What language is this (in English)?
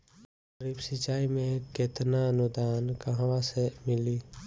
Bhojpuri